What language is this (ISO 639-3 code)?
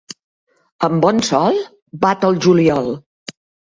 cat